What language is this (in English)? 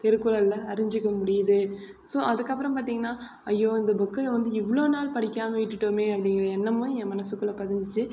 Tamil